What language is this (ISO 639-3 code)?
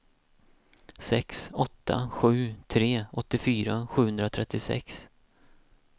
swe